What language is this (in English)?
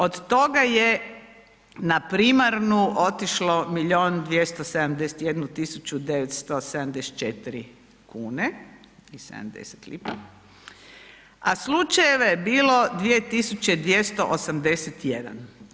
Croatian